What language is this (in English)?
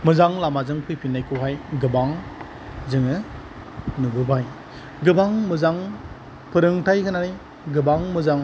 Bodo